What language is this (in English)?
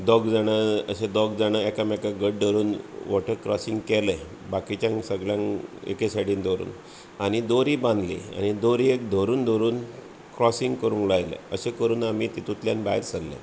Konkani